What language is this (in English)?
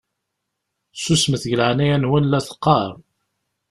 Kabyle